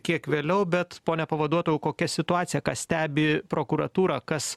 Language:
Lithuanian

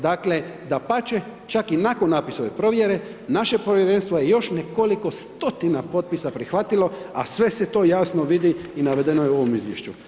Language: Croatian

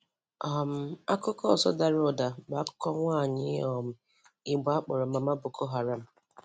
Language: Igbo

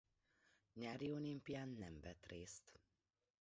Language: Hungarian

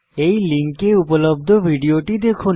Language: Bangla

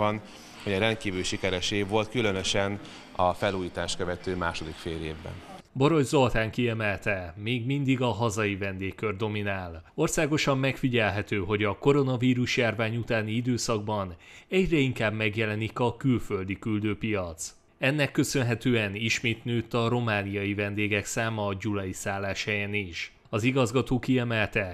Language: Hungarian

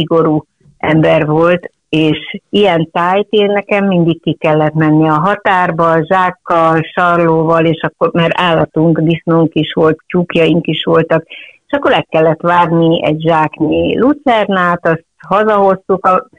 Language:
Hungarian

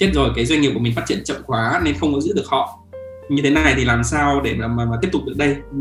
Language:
Vietnamese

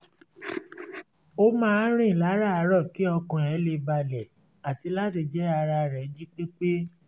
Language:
Yoruba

